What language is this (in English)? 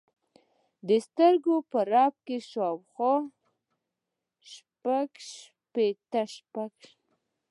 Pashto